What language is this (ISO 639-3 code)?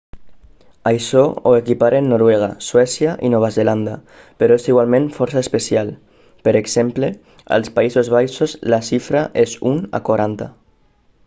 cat